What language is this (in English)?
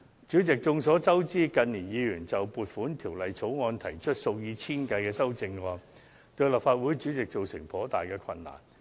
Cantonese